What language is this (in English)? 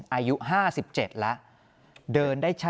Thai